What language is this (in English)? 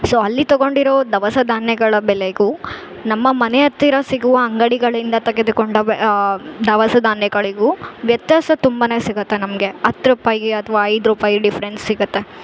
Kannada